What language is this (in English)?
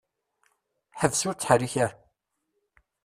Kabyle